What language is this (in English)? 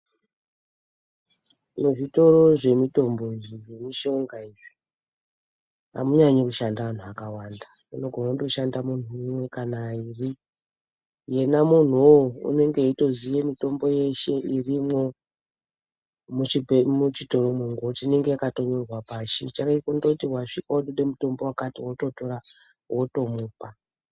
Ndau